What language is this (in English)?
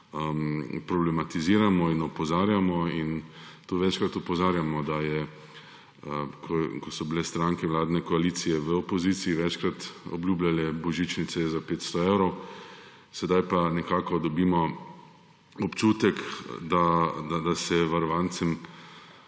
Slovenian